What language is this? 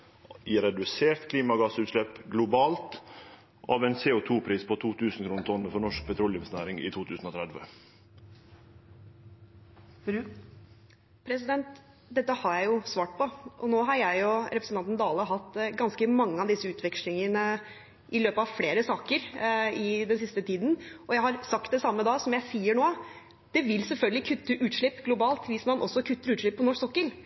Norwegian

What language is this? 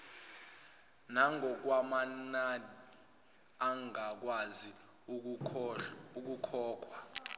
Zulu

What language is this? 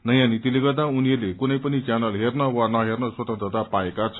Nepali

